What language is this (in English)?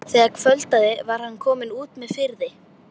Icelandic